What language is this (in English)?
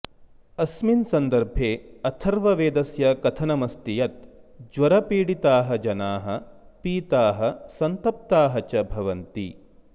Sanskrit